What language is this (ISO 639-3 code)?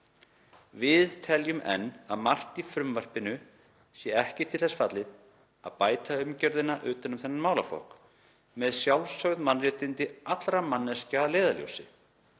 isl